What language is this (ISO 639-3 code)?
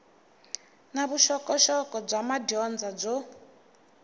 tso